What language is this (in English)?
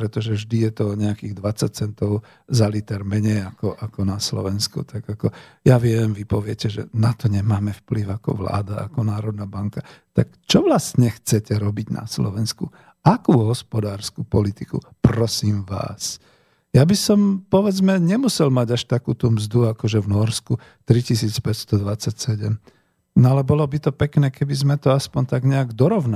Slovak